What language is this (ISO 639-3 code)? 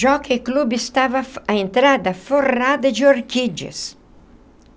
por